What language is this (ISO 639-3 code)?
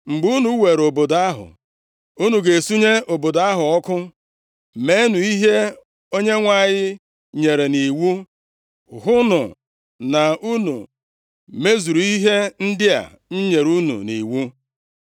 ibo